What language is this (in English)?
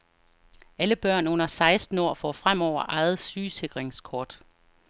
Danish